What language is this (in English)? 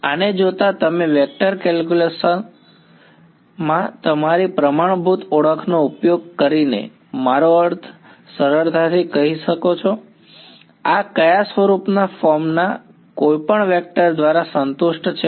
Gujarati